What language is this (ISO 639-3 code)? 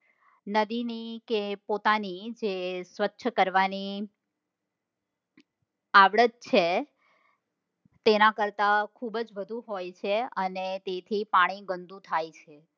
guj